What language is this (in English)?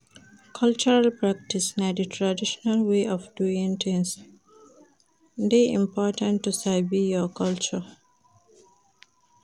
Nigerian Pidgin